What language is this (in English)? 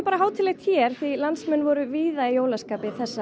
Icelandic